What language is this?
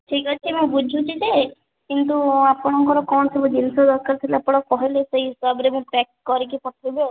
Odia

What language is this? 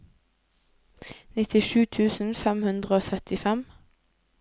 Norwegian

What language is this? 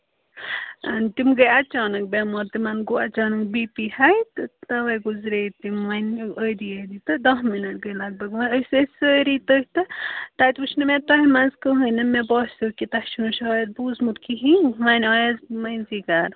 Kashmiri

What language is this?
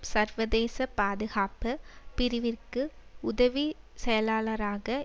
Tamil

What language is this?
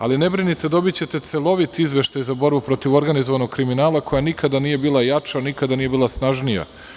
Serbian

